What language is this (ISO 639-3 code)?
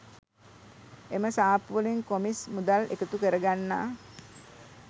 sin